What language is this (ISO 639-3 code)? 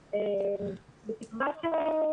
heb